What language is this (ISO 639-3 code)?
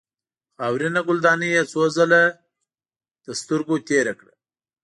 pus